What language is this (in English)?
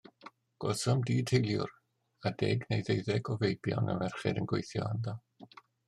Welsh